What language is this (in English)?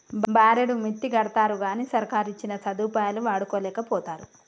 Telugu